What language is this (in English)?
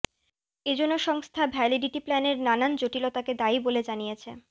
Bangla